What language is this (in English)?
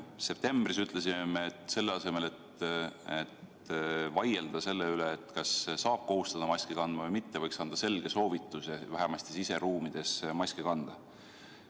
Estonian